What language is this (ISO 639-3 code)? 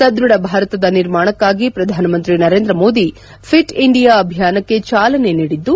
kan